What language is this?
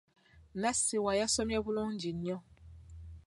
Ganda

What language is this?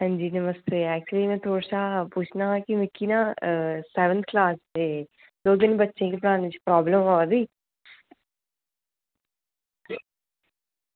Dogri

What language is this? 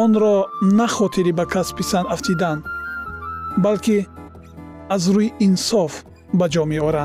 Persian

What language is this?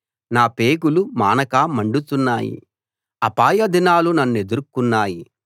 Telugu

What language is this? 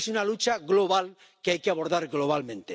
Spanish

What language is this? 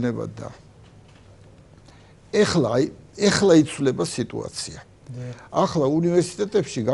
Romanian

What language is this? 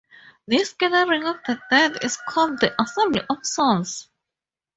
English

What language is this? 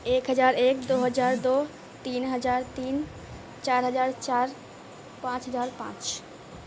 Urdu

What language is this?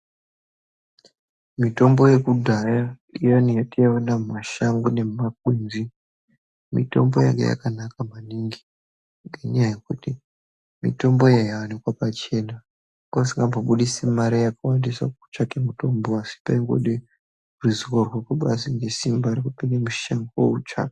Ndau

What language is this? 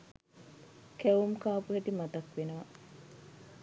Sinhala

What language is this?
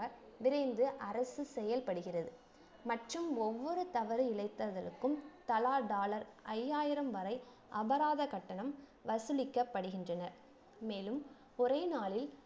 Tamil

